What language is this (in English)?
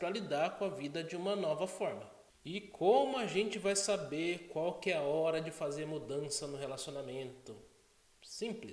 Portuguese